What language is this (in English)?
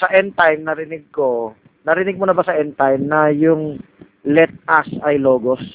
Filipino